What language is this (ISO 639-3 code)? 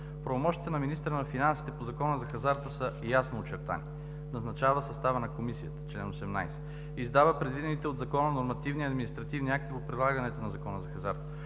bul